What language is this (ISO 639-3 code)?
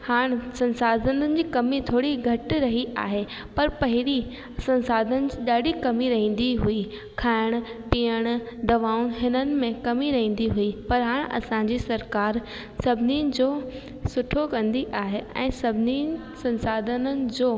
snd